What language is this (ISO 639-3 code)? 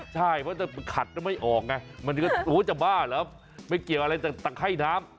tha